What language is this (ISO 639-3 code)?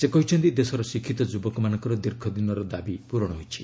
ori